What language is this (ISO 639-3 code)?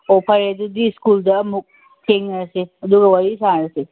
mni